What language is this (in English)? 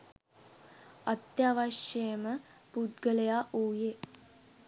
Sinhala